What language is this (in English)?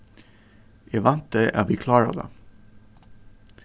Faroese